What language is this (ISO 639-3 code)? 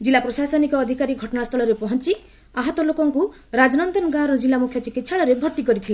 ori